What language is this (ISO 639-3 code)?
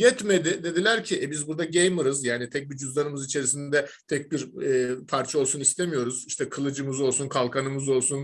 tur